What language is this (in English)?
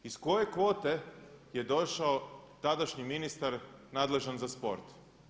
Croatian